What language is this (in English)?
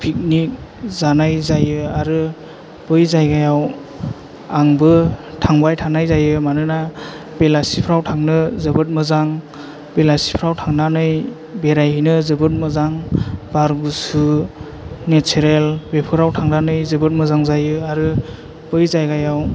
Bodo